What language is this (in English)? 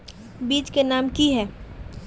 Magahi